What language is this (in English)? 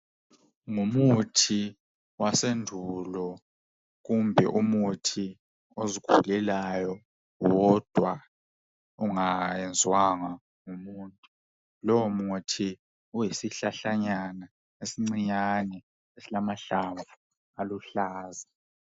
North Ndebele